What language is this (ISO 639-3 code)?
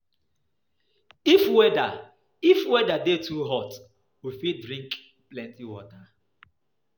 pcm